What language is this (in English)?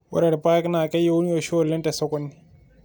Masai